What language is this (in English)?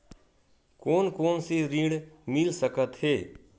Chhattisgarhi